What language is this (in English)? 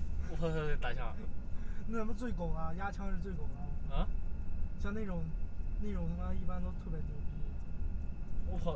Chinese